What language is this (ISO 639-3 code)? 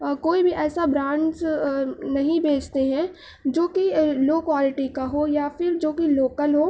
urd